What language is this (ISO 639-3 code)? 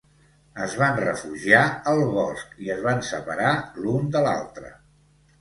cat